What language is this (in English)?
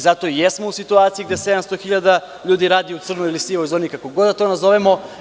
Serbian